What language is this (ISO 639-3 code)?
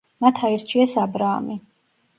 kat